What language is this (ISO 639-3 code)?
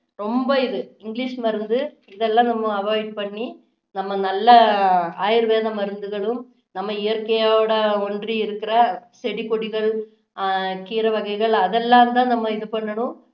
tam